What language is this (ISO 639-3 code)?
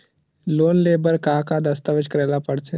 hne